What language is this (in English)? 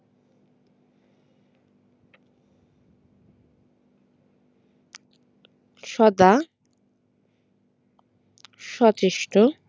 Bangla